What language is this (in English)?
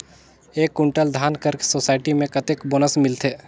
Chhattisgarhi